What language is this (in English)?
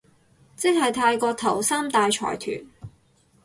Cantonese